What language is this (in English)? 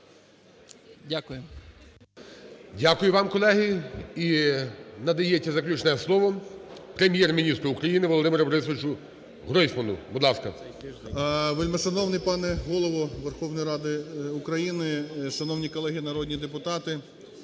Ukrainian